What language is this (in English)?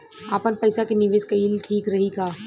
Bhojpuri